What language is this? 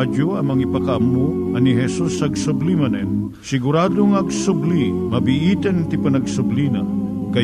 Filipino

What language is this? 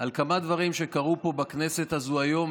Hebrew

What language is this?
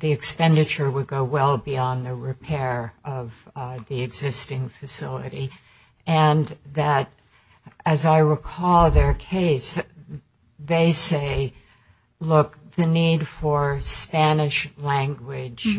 English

